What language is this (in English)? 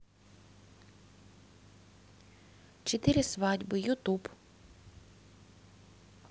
Russian